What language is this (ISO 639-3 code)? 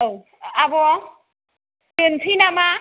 brx